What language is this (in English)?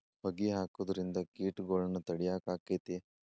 Kannada